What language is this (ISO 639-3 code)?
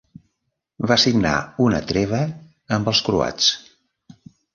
cat